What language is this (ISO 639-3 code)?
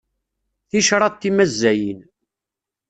kab